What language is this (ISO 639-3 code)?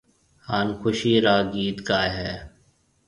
mve